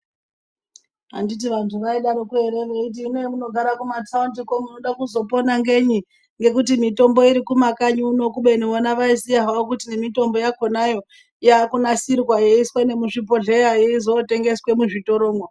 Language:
Ndau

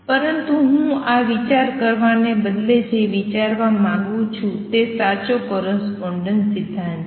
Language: Gujarati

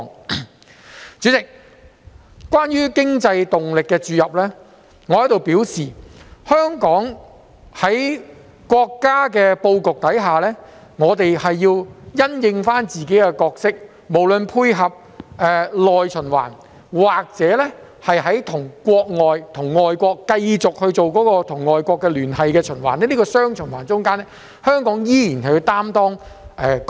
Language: Cantonese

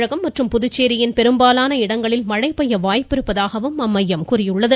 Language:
Tamil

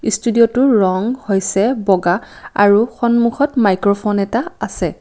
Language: Assamese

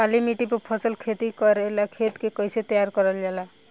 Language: Bhojpuri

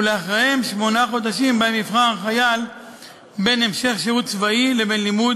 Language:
Hebrew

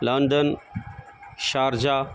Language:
Urdu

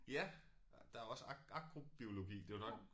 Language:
Danish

